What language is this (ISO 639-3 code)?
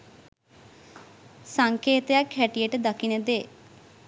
sin